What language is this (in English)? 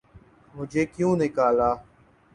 Urdu